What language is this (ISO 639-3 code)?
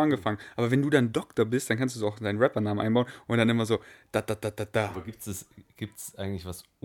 deu